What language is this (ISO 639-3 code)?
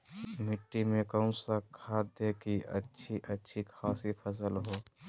mag